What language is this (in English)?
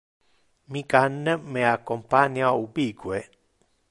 Interlingua